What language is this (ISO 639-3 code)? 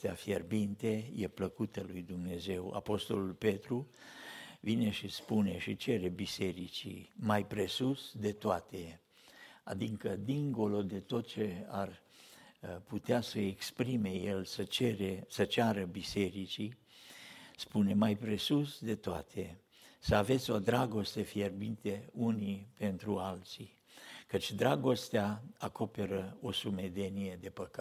ron